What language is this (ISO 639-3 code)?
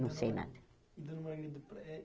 por